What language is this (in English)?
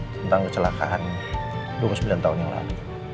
Indonesian